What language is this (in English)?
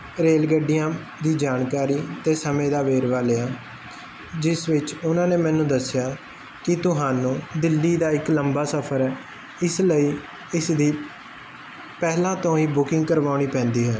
Punjabi